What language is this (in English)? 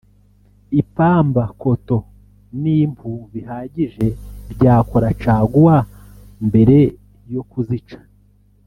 Kinyarwanda